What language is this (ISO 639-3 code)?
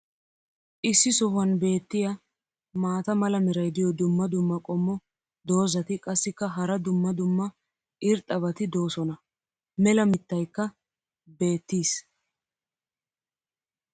wal